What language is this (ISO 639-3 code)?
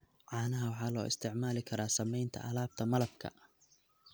som